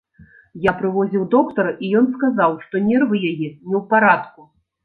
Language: Belarusian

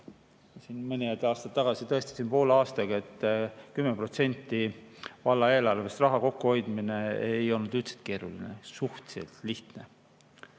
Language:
Estonian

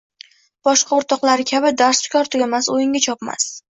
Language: Uzbek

